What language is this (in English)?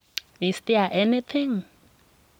Kalenjin